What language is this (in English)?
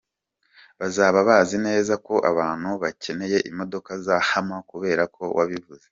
Kinyarwanda